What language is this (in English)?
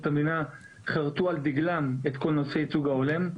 Hebrew